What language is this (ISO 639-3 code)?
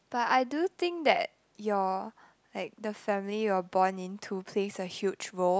eng